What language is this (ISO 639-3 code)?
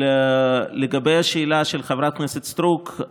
heb